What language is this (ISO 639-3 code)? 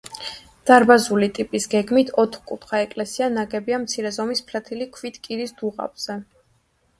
kat